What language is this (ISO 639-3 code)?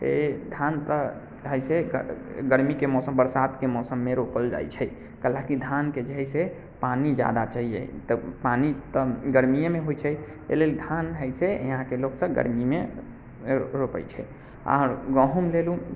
mai